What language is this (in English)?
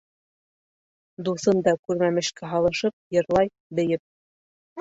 Bashkir